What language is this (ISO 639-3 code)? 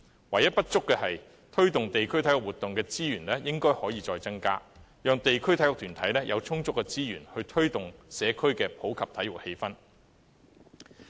yue